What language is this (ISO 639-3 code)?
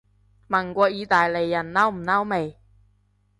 yue